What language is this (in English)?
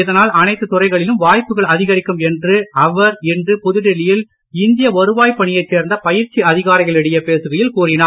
Tamil